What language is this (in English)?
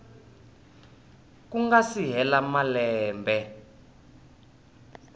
Tsonga